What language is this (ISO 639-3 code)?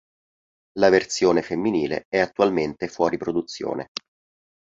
ita